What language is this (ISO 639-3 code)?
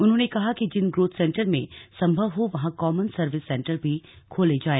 hin